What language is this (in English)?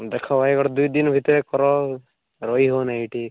Odia